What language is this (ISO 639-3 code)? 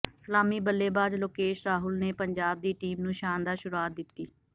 pan